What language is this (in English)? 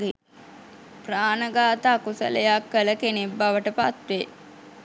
Sinhala